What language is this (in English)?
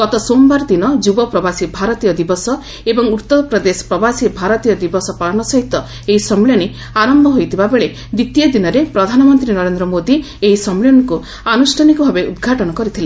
Odia